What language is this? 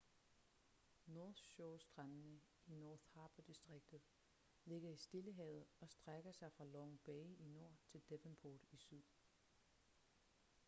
Danish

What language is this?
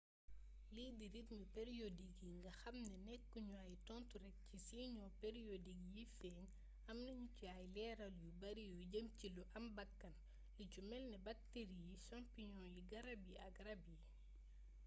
Wolof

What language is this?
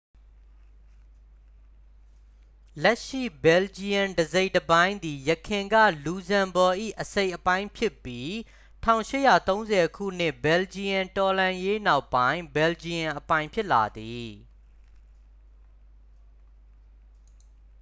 Burmese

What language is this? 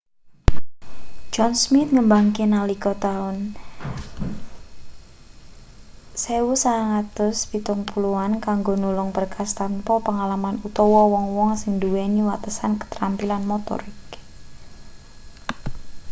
Javanese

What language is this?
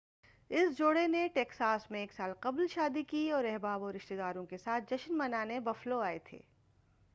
Urdu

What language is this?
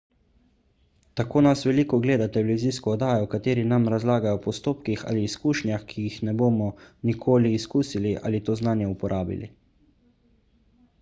Slovenian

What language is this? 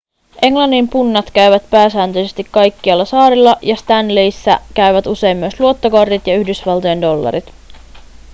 Finnish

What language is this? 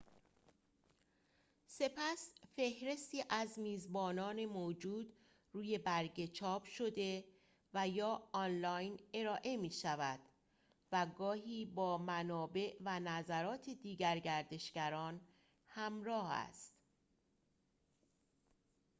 Persian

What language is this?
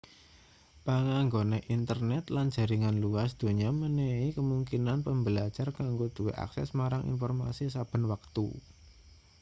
Javanese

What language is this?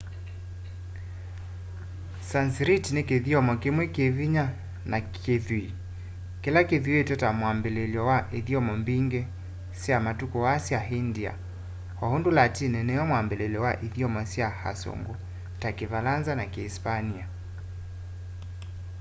Kamba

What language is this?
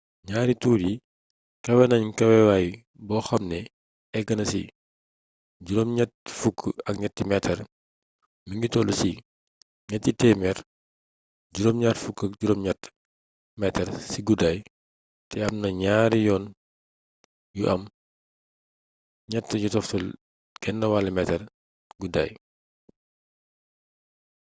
Wolof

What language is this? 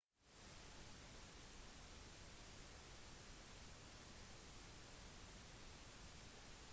Norwegian Bokmål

